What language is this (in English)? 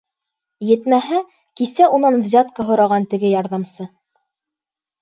Bashkir